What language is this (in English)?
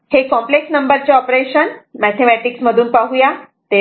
Marathi